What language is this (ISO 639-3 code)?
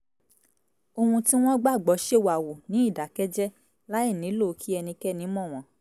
yor